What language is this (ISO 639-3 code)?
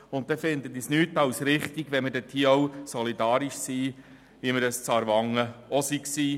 gsw